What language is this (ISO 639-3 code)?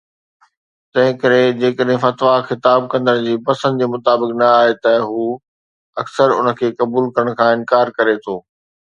snd